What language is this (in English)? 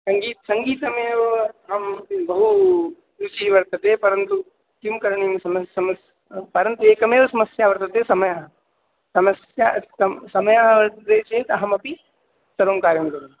Sanskrit